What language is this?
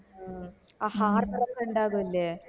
Malayalam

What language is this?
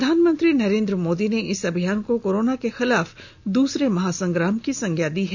Hindi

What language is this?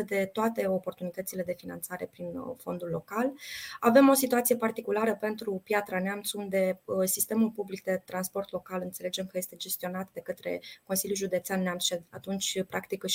Romanian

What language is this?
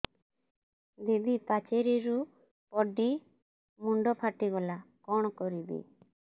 Odia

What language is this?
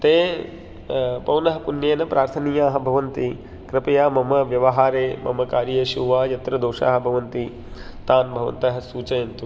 Sanskrit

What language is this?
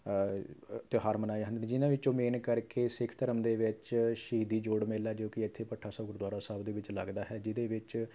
Punjabi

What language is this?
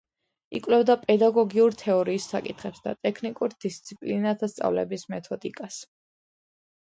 Georgian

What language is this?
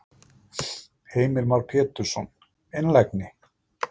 Icelandic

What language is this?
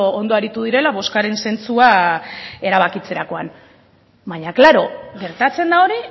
Basque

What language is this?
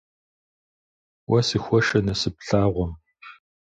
Kabardian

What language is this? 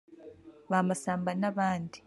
Kinyarwanda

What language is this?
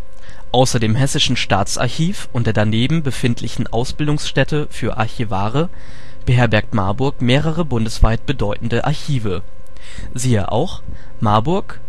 German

